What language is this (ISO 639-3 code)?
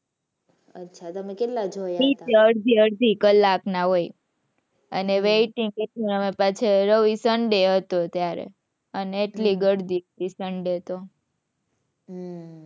guj